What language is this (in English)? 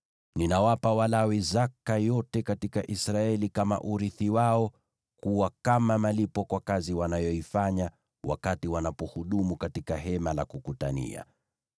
Swahili